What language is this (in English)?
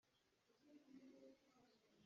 Hakha Chin